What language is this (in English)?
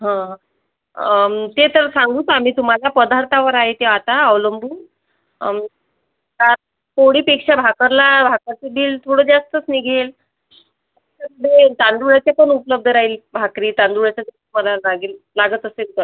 Marathi